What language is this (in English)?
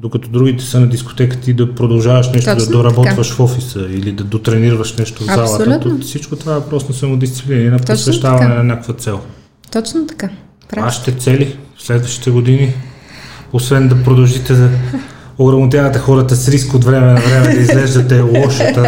Bulgarian